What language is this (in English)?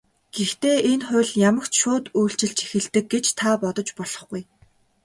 Mongolian